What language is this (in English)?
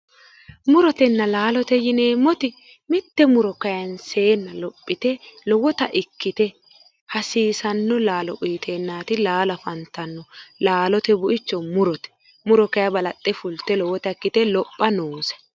Sidamo